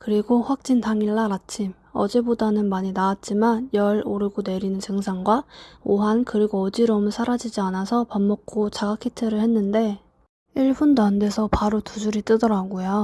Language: Korean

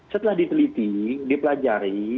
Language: Indonesian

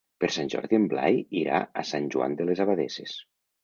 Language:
Catalan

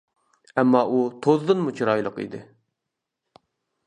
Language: Uyghur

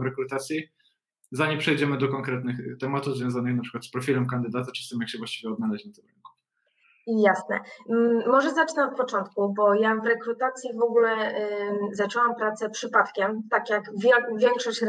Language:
Polish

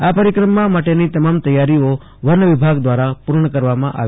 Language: Gujarati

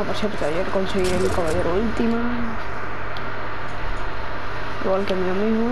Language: Spanish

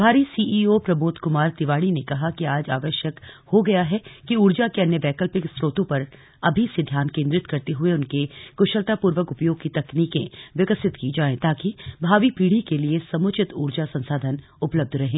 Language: Hindi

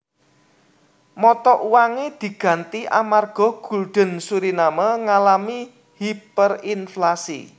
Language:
Javanese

